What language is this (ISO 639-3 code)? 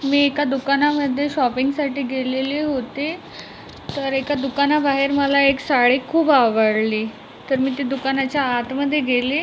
mar